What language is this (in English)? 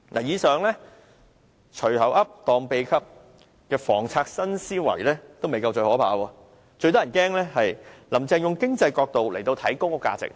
Cantonese